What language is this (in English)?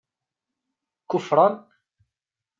Kabyle